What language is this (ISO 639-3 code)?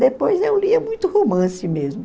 por